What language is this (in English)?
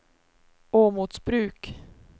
Swedish